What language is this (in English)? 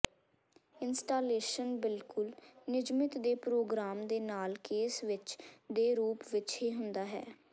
Punjabi